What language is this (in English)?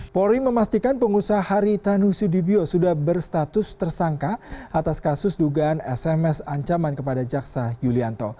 Indonesian